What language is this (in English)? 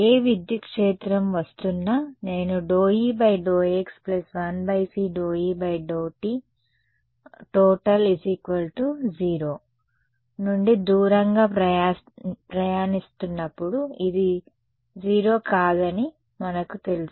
Telugu